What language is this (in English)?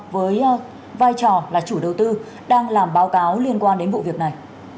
Vietnamese